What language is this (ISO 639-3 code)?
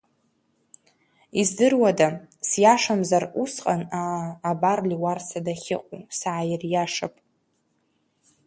abk